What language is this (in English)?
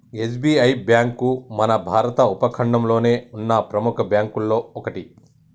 Telugu